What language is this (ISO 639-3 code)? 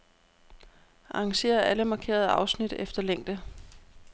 dan